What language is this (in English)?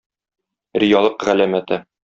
Tatar